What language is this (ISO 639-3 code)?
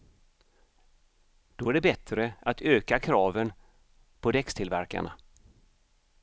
swe